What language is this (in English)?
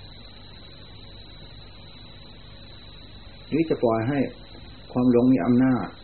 Thai